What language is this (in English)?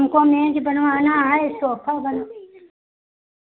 Hindi